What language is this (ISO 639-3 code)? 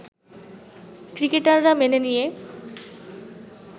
ben